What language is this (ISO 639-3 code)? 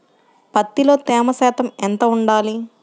tel